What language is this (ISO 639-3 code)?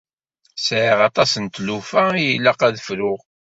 kab